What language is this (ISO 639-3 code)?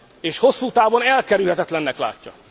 hun